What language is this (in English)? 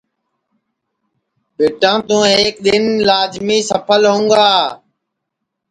Sansi